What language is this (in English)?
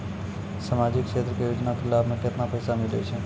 Maithili